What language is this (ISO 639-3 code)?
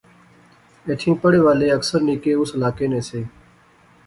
phr